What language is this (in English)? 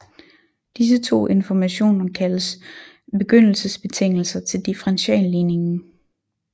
Danish